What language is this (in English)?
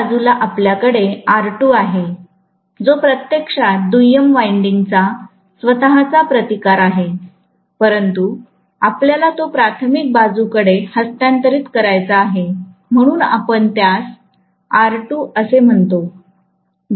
Marathi